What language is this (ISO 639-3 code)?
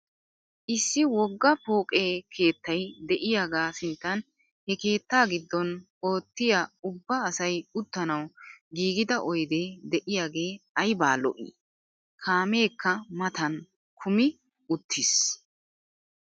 wal